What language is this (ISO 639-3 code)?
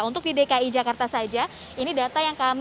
ind